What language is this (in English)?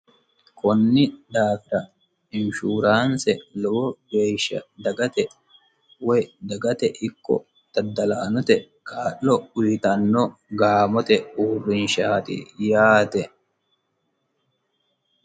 Sidamo